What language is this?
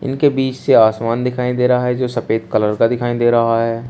Hindi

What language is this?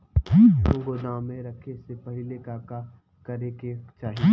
Bhojpuri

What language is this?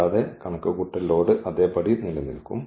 Malayalam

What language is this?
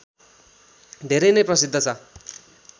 Nepali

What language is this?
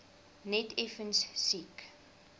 Afrikaans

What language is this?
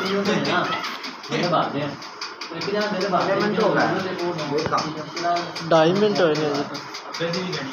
Arabic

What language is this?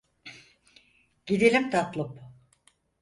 Turkish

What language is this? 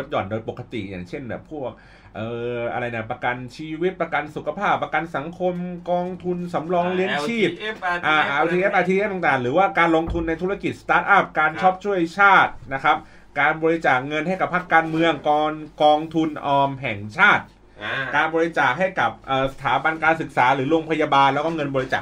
Thai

